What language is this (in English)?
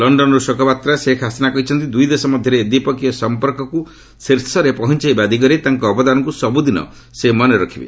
Odia